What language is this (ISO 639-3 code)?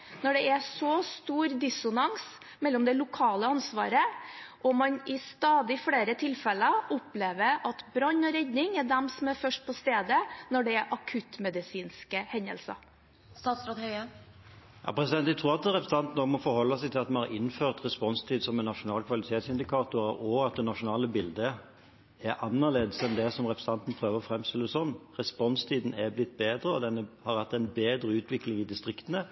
nob